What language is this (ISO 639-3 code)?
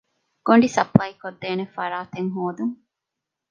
div